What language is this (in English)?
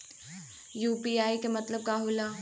Bhojpuri